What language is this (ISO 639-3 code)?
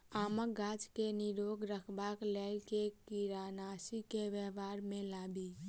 mai